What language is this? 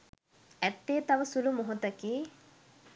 Sinhala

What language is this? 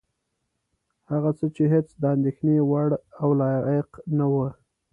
Pashto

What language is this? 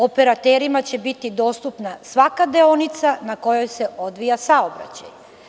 Serbian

